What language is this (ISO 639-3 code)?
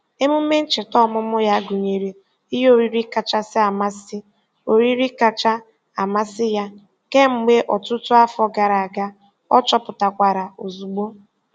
ibo